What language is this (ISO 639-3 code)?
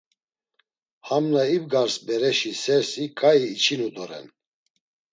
lzz